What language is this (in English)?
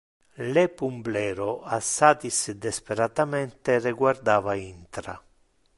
Interlingua